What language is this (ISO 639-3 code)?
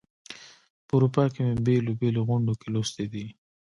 pus